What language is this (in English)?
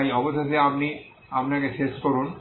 Bangla